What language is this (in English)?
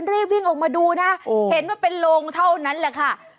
Thai